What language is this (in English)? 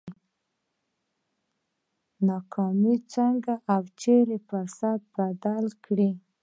Pashto